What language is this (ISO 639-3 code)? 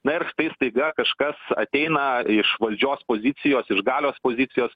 lit